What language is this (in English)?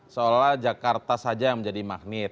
Indonesian